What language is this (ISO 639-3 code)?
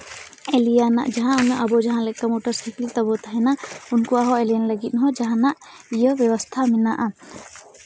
sat